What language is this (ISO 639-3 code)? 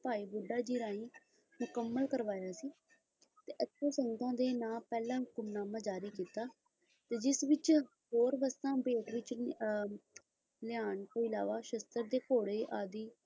pan